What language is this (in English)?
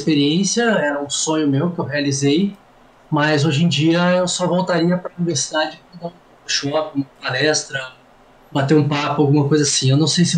Portuguese